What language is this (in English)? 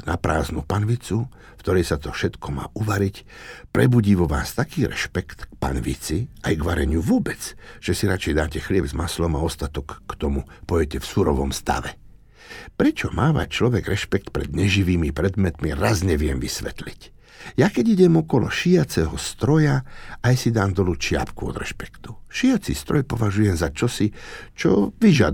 Slovak